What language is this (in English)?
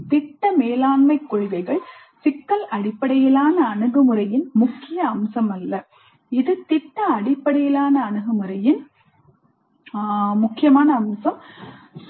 Tamil